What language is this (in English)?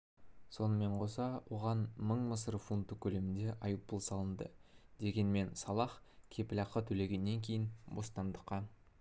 Kazakh